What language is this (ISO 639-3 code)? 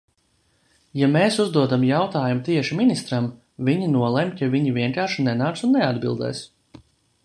lav